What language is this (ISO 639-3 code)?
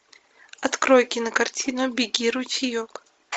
rus